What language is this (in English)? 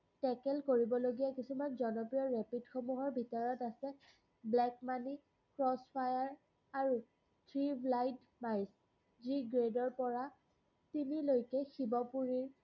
Assamese